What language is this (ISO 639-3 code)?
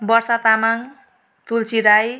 nep